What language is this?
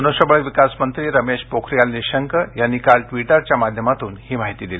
Marathi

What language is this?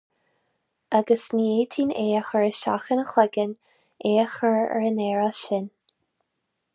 Irish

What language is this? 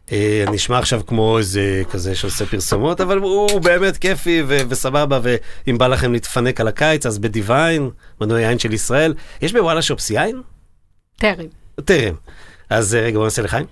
Hebrew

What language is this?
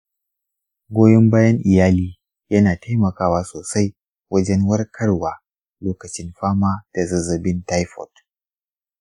Hausa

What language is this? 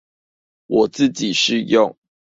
Chinese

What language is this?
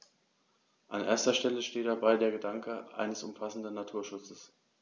German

